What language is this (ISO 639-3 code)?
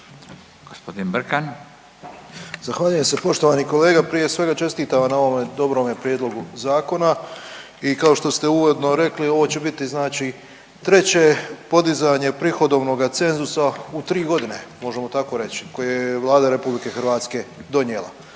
hrv